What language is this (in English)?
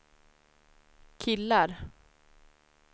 Swedish